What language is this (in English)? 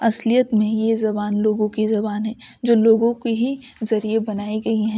Urdu